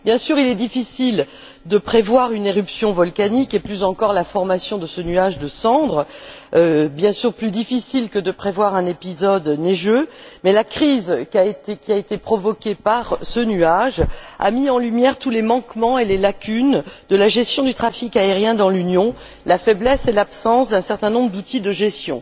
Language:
French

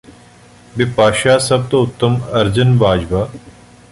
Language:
Punjabi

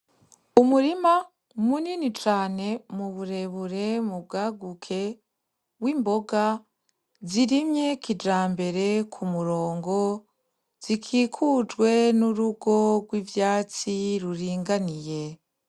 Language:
Rundi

